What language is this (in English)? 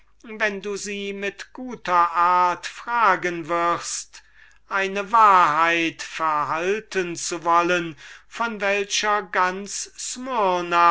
German